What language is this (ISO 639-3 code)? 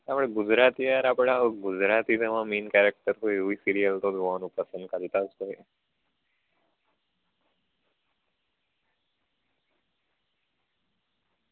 guj